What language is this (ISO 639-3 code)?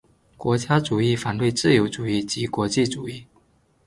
zho